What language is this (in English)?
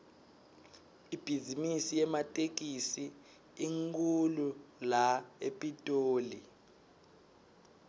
Swati